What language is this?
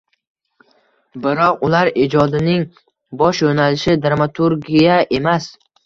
Uzbek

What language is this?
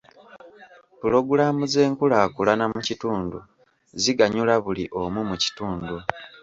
Ganda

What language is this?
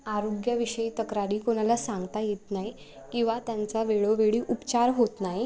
Marathi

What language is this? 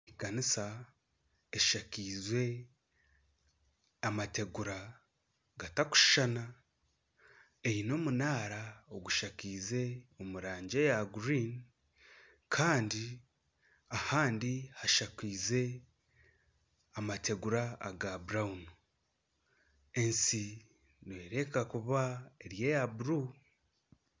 Nyankole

